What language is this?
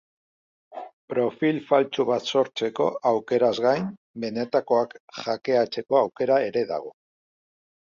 Basque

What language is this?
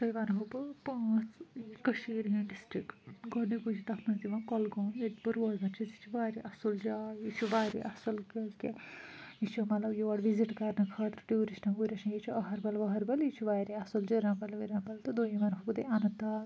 Kashmiri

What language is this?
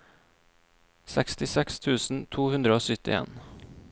Norwegian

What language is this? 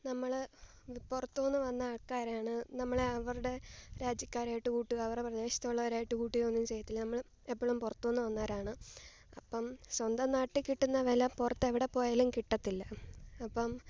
Malayalam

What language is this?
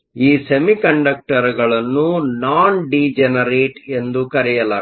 Kannada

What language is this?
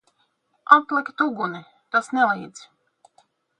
Latvian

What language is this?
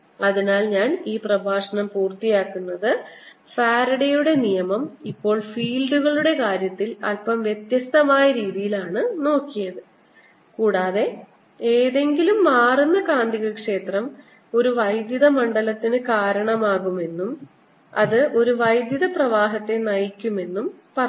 Malayalam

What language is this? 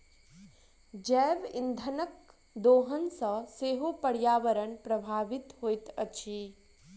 Maithili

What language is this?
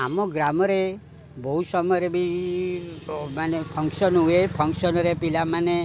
Odia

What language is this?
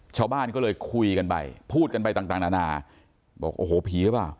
Thai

